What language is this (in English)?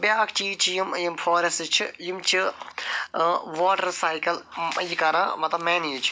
Kashmiri